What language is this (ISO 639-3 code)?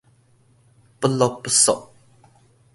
nan